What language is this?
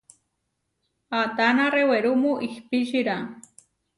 Huarijio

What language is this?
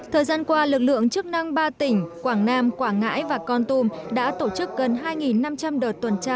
Vietnamese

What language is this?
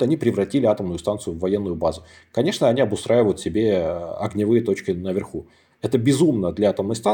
Russian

